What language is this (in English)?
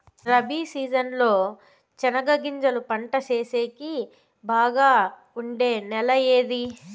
Telugu